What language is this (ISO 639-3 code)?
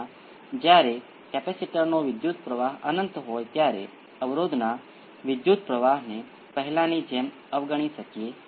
guj